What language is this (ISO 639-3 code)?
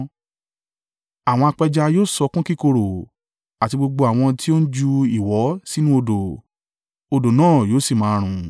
yor